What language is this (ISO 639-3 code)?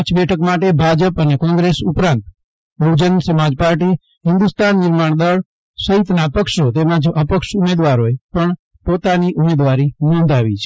guj